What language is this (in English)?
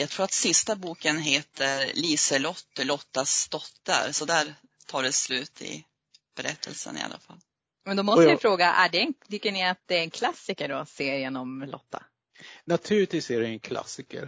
Swedish